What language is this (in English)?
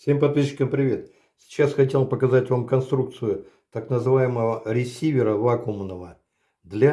Russian